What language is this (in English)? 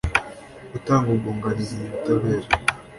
Kinyarwanda